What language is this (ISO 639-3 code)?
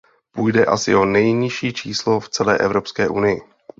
ces